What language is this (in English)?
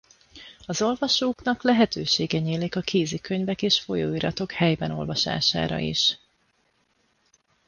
Hungarian